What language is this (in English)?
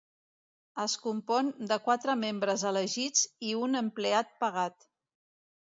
Catalan